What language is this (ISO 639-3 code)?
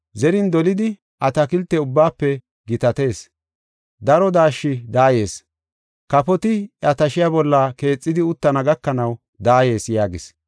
gof